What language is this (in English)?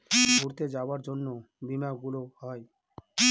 Bangla